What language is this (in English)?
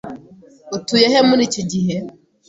Kinyarwanda